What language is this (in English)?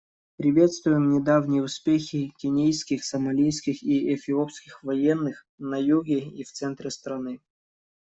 Russian